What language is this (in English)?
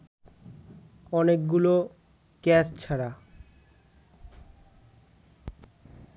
Bangla